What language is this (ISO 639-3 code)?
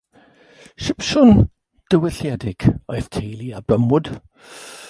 cym